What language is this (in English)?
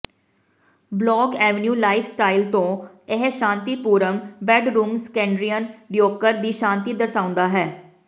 Punjabi